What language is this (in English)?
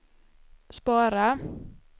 Swedish